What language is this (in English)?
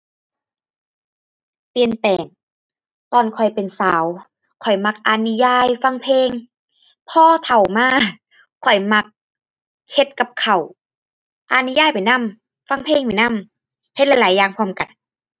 Thai